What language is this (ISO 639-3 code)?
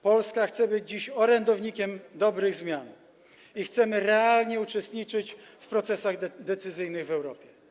pol